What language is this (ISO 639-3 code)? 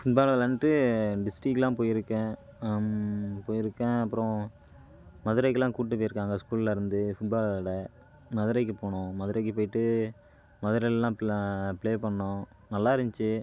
tam